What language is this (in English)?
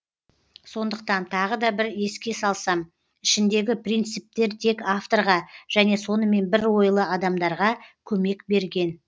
Kazakh